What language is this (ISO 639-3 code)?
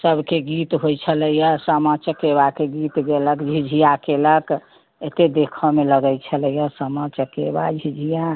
mai